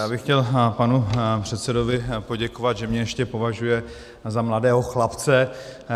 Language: Czech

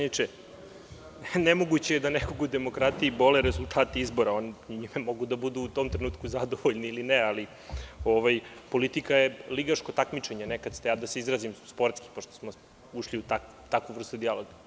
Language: Serbian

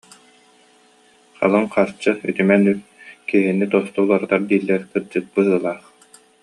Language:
Yakut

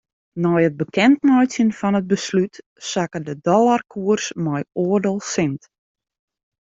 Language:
Western Frisian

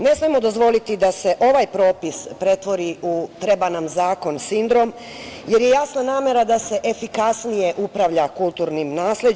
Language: Serbian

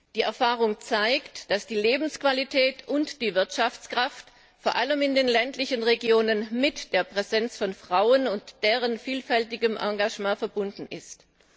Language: German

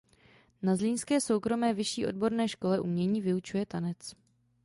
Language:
Czech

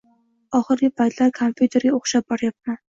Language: Uzbek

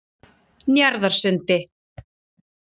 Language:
Icelandic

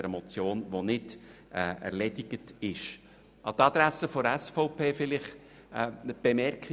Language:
Swiss German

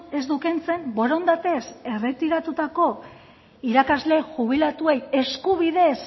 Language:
Basque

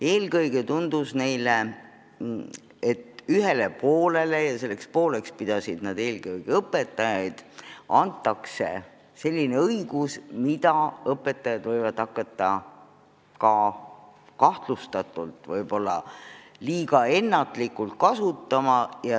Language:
Estonian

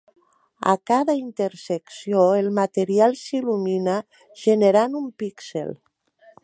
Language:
Catalan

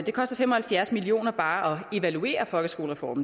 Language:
Danish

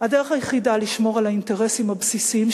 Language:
Hebrew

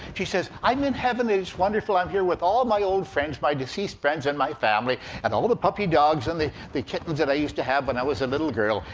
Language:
English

